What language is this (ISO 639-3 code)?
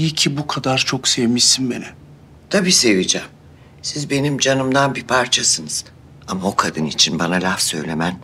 tur